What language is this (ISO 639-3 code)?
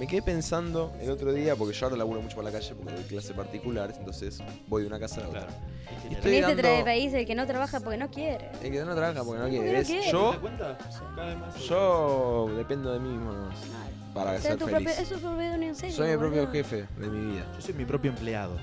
spa